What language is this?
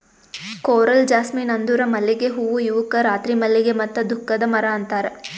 Kannada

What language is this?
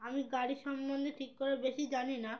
Bangla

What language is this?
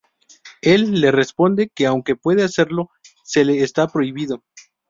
Spanish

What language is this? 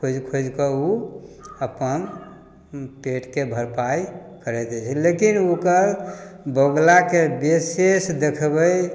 Maithili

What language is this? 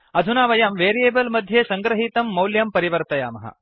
Sanskrit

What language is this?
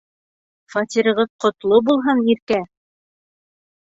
Bashkir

